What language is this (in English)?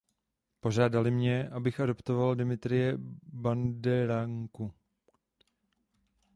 Czech